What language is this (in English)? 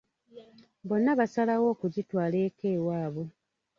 Ganda